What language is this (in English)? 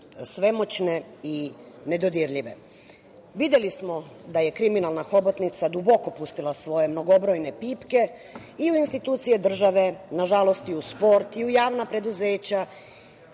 Serbian